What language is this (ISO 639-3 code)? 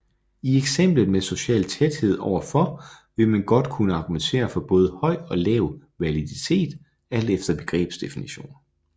dan